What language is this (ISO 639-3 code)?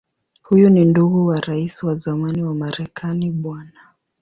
swa